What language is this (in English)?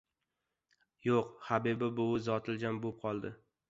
Uzbek